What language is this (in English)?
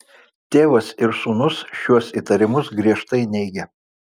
Lithuanian